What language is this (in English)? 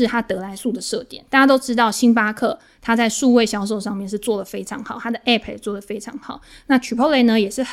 Chinese